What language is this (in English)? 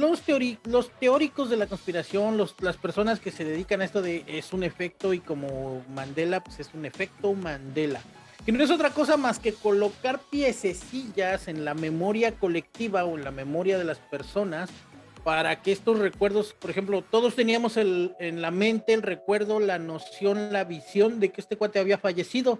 Spanish